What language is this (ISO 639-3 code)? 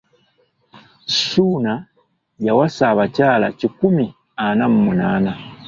lug